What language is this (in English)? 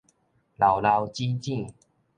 Min Nan Chinese